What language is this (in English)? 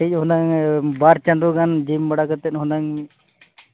Santali